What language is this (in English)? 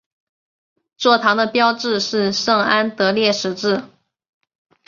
Chinese